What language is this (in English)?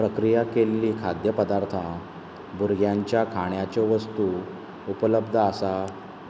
Konkani